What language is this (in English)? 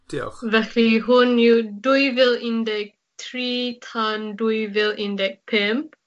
Welsh